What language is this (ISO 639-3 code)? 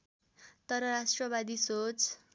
nep